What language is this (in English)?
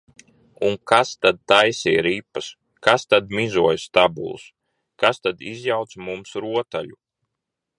Latvian